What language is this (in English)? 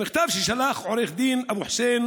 Hebrew